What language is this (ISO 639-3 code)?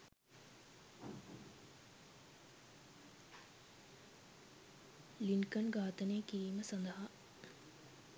sin